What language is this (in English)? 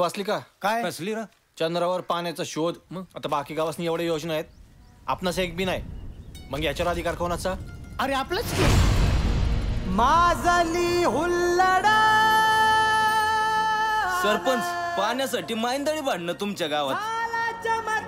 Hindi